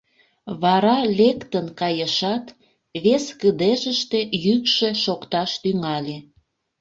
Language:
Mari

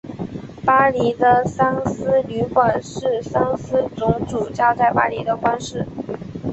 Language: Chinese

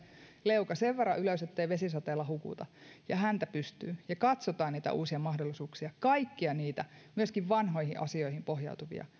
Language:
Finnish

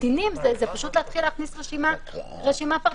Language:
Hebrew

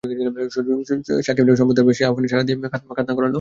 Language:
Bangla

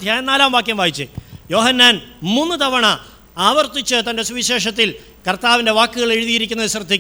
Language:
Malayalam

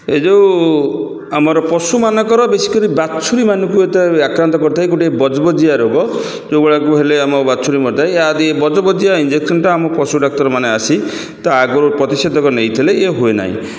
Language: Odia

